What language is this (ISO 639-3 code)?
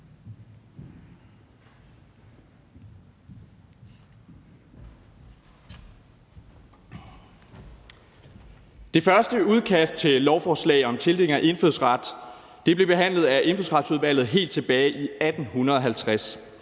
dan